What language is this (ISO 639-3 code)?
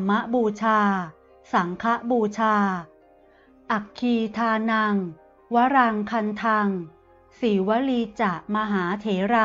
tha